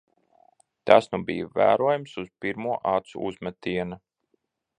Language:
Latvian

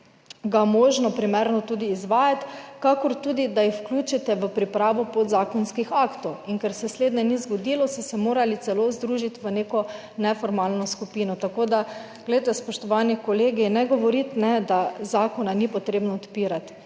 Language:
Slovenian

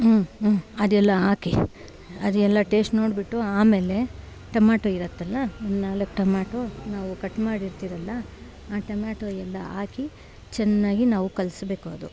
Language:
Kannada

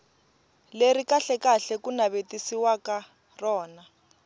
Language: Tsonga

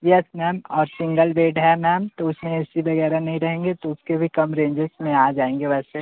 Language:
Hindi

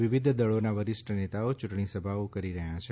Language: Gujarati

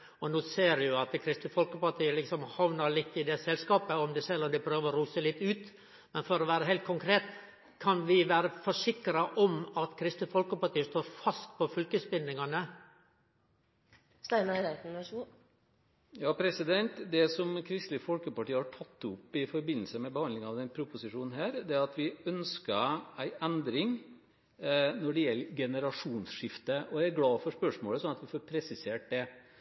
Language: Norwegian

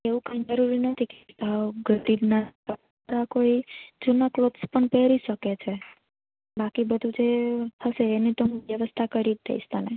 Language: Gujarati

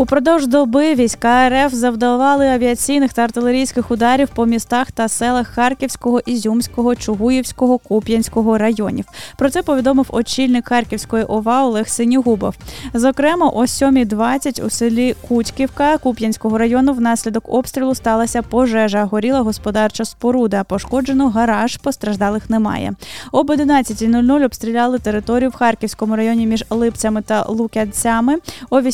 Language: Ukrainian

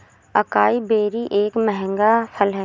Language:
Hindi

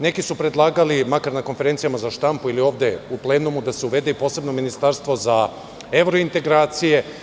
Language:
Serbian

